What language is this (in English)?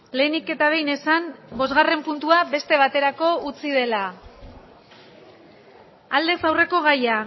Basque